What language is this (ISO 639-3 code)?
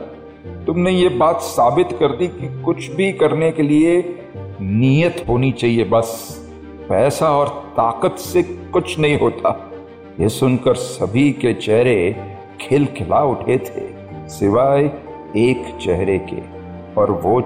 hin